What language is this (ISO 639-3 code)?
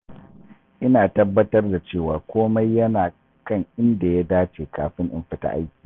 hau